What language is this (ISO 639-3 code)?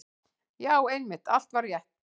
isl